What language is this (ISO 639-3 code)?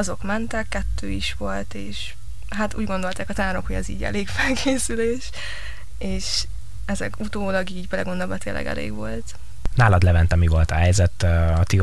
hun